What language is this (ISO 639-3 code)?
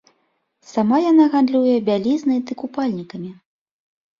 bel